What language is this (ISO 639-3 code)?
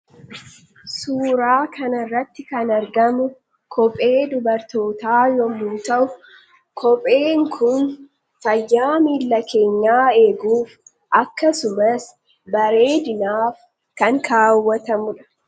orm